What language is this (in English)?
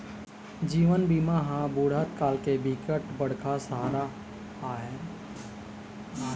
Chhattisgarhi